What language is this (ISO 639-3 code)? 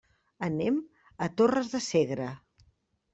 cat